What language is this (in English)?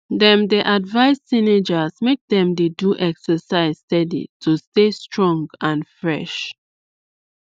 Nigerian Pidgin